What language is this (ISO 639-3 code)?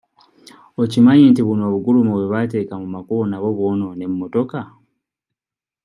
lug